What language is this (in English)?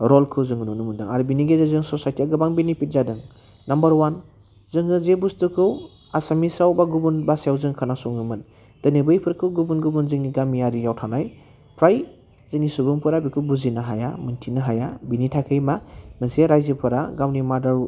Bodo